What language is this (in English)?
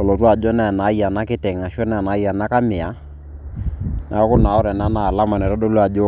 Masai